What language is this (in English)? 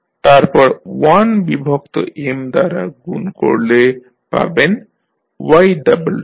Bangla